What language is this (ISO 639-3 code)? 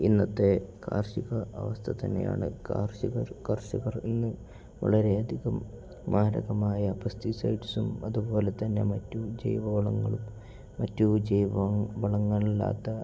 mal